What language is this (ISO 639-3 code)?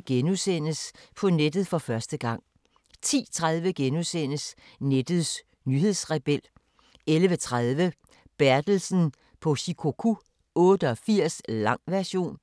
dan